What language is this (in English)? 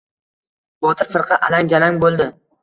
Uzbek